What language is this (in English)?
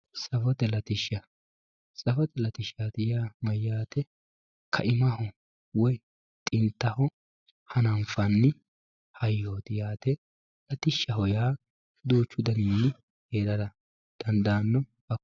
Sidamo